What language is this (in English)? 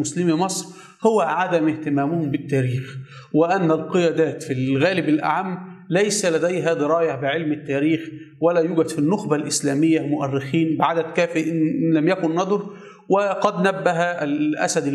Arabic